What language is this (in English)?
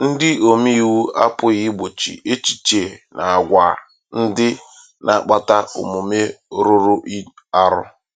Igbo